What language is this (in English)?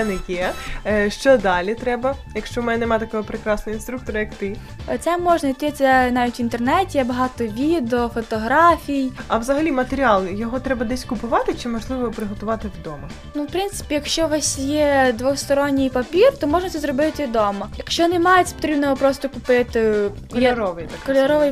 Ukrainian